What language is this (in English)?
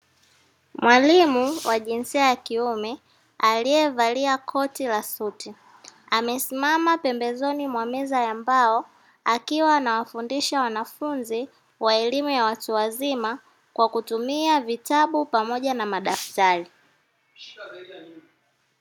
Swahili